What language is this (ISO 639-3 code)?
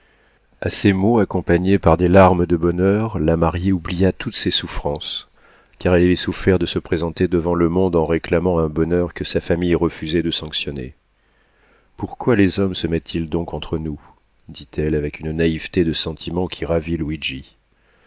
fra